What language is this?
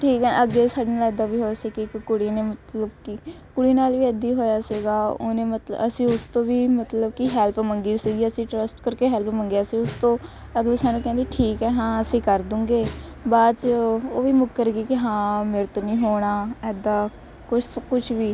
Punjabi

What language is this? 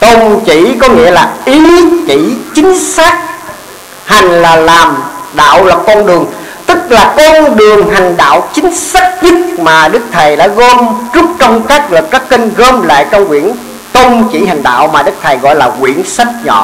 Vietnamese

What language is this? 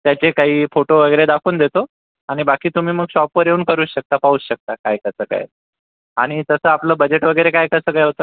Marathi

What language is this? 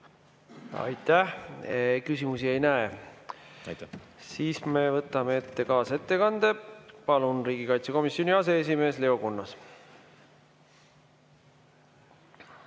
Estonian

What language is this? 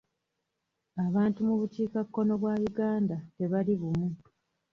Ganda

